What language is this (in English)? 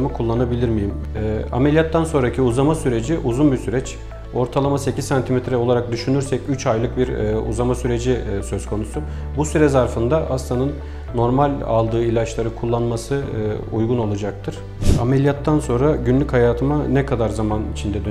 Turkish